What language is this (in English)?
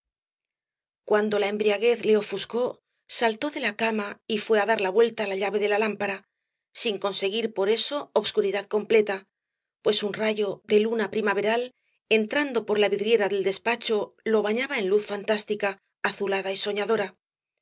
Spanish